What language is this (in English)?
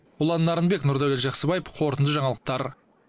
Kazakh